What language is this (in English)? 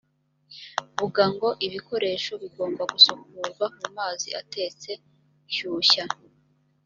Kinyarwanda